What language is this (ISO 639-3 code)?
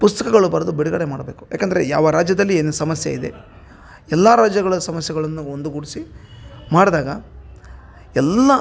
kan